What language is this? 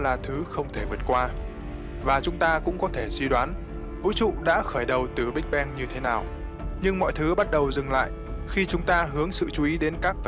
Vietnamese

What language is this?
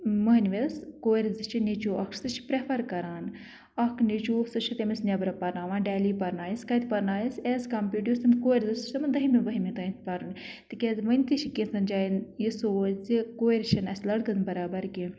Kashmiri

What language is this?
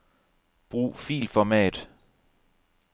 Danish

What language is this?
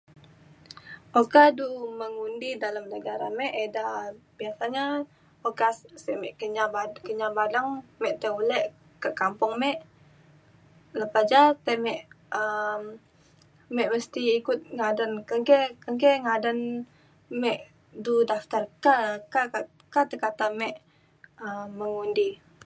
Mainstream Kenyah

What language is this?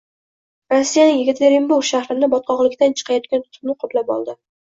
Uzbek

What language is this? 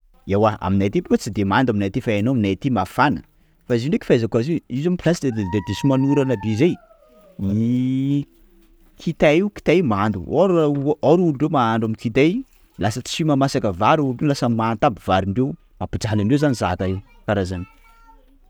Sakalava Malagasy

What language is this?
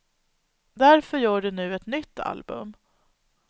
Swedish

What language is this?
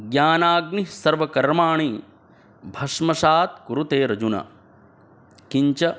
Sanskrit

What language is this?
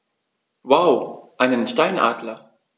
German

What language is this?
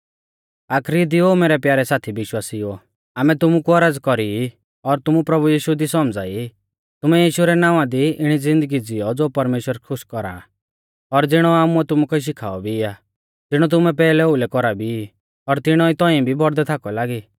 Mahasu Pahari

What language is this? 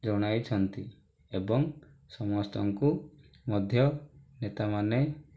Odia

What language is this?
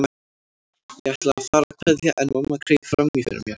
Icelandic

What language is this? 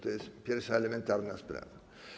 Polish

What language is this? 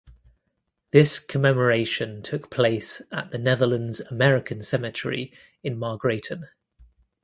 English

